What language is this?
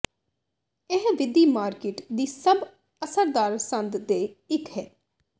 Punjabi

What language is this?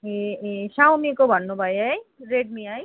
Nepali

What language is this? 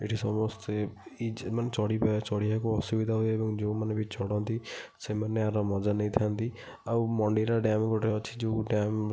Odia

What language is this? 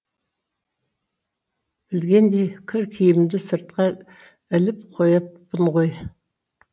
Kazakh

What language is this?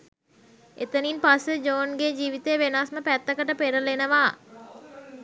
Sinhala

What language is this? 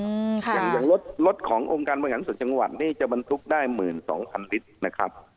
Thai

